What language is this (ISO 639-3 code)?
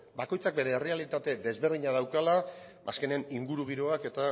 eus